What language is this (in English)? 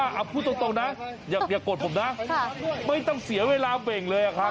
Thai